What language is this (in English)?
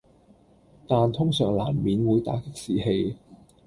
Cantonese